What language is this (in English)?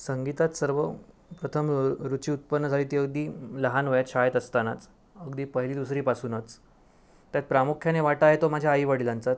Marathi